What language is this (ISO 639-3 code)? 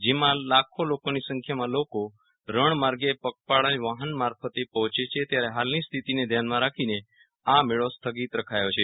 guj